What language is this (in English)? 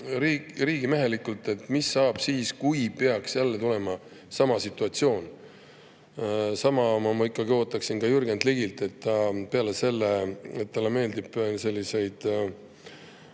Estonian